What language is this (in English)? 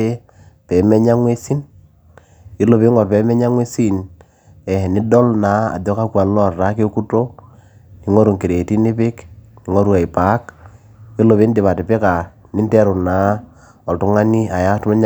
Masai